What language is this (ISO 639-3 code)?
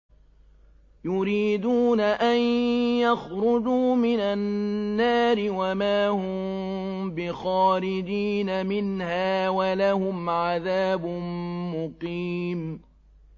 ara